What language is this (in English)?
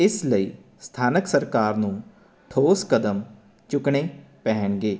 Punjabi